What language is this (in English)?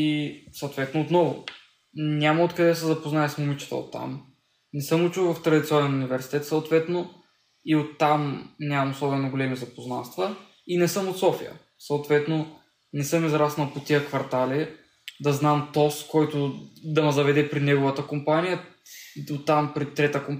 Bulgarian